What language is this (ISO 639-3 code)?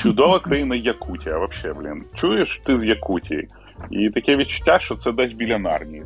ukr